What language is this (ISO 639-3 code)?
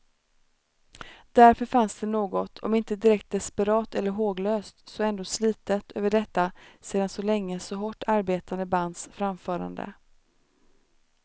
swe